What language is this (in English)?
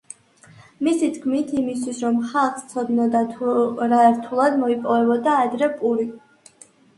Georgian